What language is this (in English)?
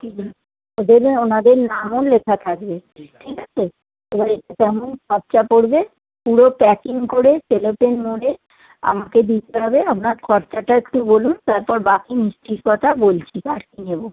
Bangla